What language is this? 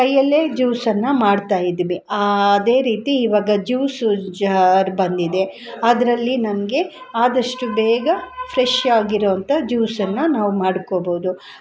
Kannada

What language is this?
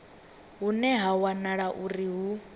Venda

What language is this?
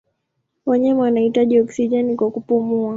Swahili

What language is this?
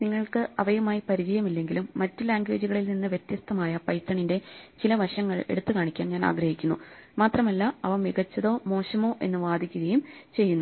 Malayalam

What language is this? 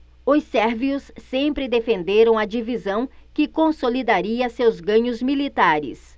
Portuguese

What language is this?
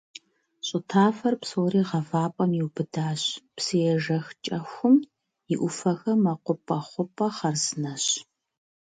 Kabardian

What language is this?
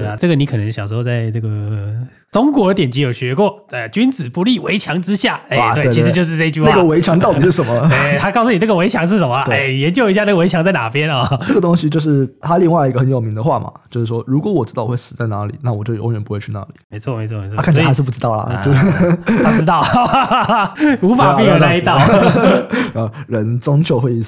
Chinese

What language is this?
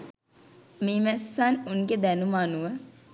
Sinhala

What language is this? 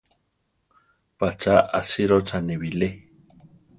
Central Tarahumara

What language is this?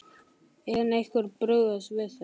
Icelandic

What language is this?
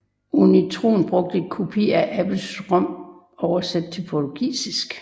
Danish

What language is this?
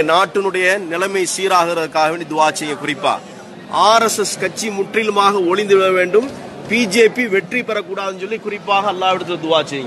Arabic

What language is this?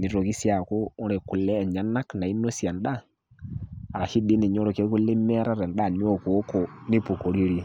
Masai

